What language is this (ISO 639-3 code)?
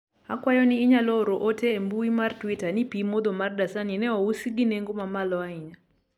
luo